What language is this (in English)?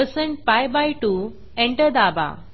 Marathi